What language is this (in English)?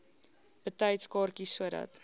Afrikaans